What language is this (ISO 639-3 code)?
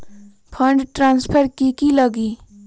mag